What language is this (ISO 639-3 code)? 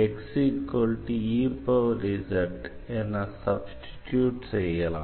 tam